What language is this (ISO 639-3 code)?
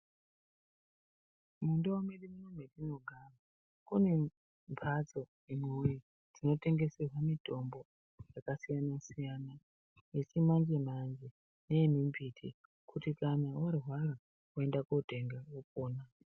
ndc